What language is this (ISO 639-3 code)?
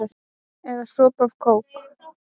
isl